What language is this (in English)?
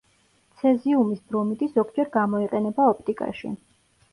Georgian